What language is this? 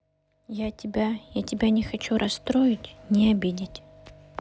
Russian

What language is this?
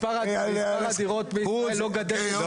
Hebrew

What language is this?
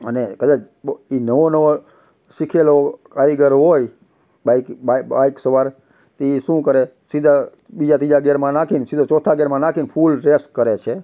Gujarati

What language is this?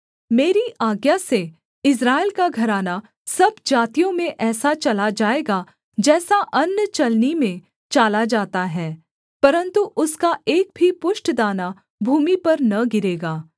Hindi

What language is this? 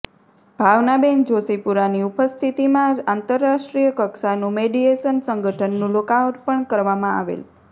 Gujarati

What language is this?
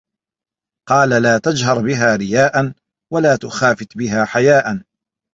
Arabic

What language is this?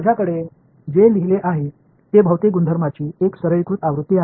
Marathi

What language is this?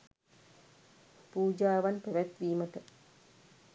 Sinhala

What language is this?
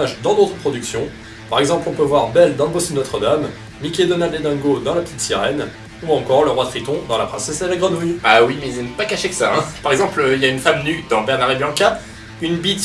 French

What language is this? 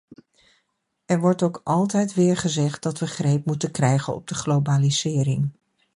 Dutch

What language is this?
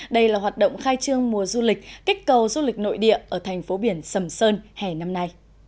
Vietnamese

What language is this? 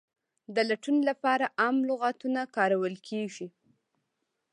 Pashto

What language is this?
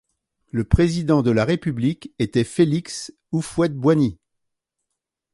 French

